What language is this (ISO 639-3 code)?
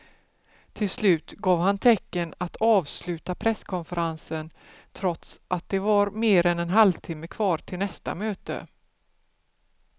swe